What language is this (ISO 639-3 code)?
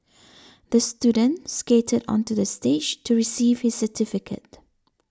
eng